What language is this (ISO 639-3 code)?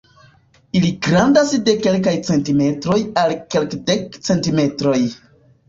epo